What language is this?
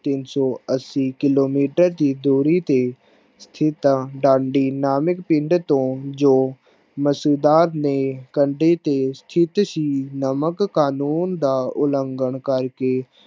Punjabi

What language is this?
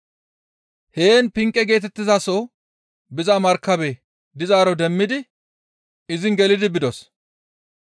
Gamo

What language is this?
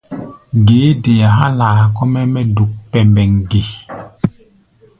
Gbaya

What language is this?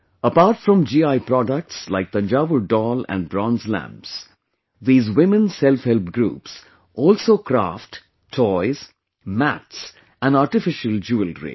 English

